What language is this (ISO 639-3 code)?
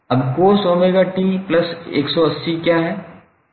hin